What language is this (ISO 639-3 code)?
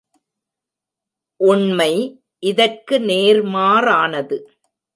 tam